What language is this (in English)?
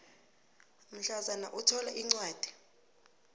South Ndebele